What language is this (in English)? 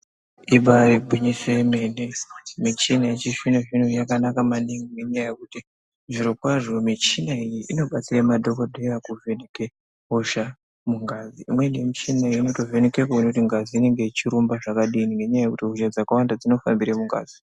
Ndau